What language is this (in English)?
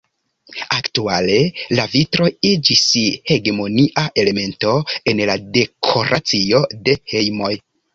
Esperanto